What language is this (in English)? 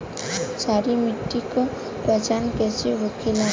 Bhojpuri